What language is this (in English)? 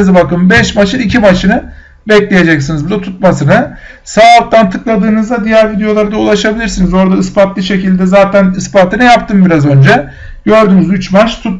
Turkish